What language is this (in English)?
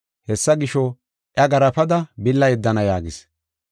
Gofa